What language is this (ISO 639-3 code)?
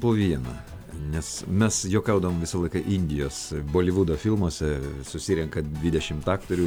lit